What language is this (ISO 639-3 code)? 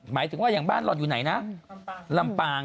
tha